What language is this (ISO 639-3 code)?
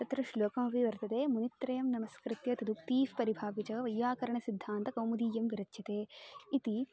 san